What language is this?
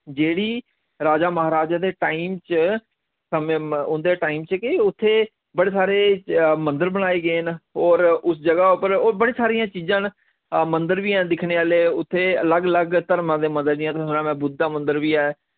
Dogri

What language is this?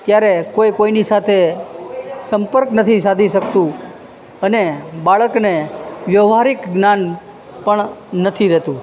Gujarati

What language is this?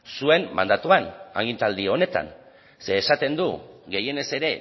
Basque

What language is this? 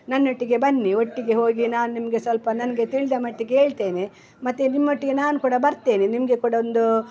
Kannada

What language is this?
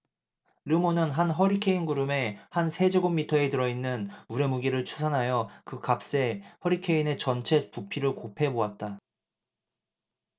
Korean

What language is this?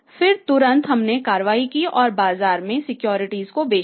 Hindi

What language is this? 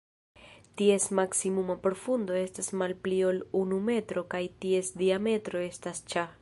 Esperanto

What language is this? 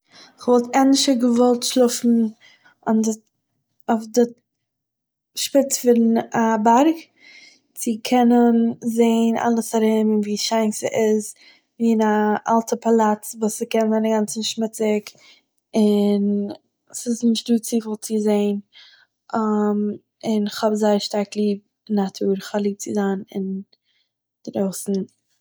Yiddish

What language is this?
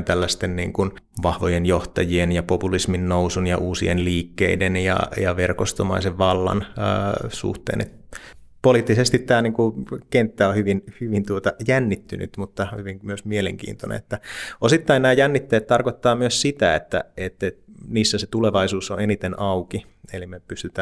Finnish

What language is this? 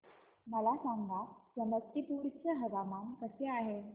Marathi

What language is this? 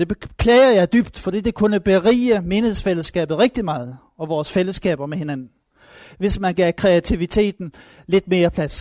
Danish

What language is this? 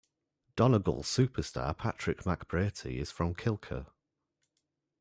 English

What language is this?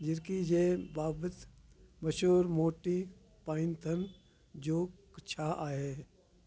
Sindhi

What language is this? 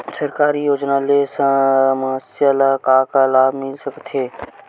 Chhattisgarhi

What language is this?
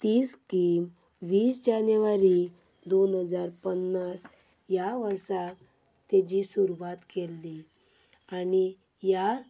Konkani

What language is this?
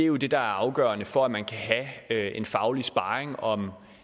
Danish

